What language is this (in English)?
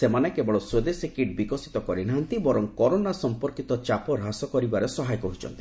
Odia